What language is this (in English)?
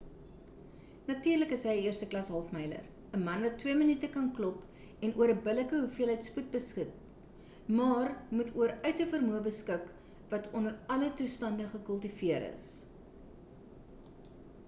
Afrikaans